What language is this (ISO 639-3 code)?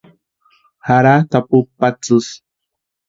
pua